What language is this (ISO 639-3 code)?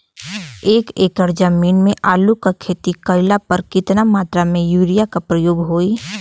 bho